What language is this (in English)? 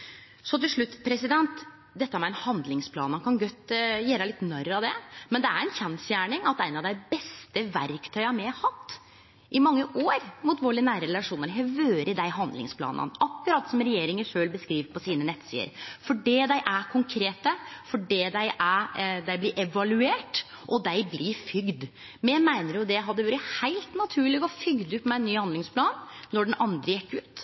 Norwegian Nynorsk